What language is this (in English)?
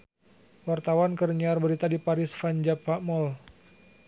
Sundanese